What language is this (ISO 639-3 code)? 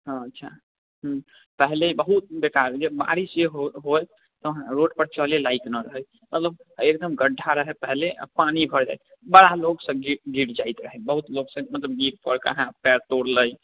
mai